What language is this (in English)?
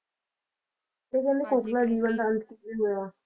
Punjabi